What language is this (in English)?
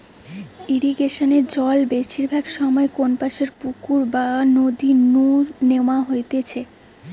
Bangla